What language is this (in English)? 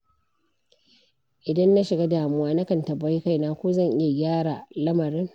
Hausa